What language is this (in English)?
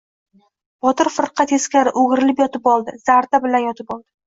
Uzbek